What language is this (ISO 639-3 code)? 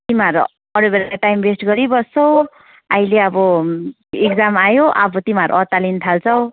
nep